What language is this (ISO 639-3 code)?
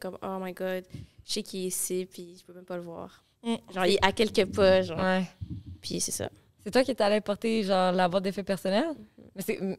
fra